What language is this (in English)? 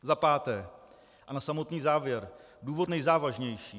Czech